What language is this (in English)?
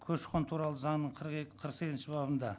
Kazakh